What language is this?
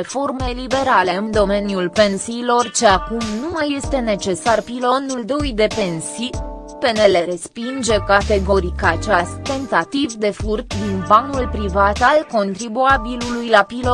Romanian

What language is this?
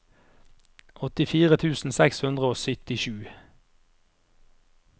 Norwegian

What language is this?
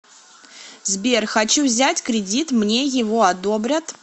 Russian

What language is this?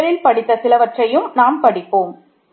Tamil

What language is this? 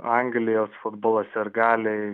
Lithuanian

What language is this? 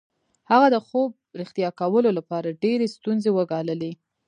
Pashto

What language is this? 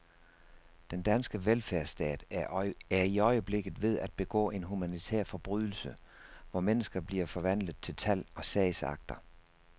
Danish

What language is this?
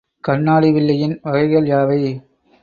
Tamil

